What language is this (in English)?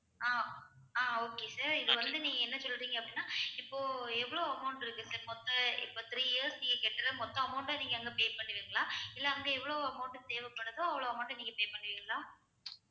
Tamil